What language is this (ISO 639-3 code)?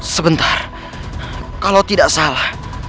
ind